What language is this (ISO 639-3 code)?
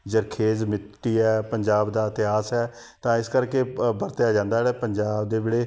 pan